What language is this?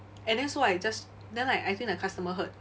English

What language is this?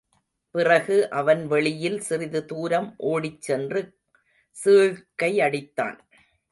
Tamil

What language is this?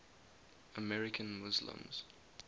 English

